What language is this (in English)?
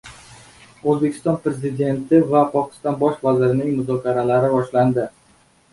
Uzbek